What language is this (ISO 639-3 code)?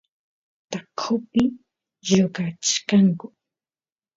qus